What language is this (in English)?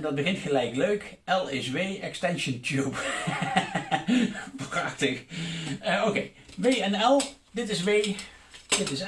Dutch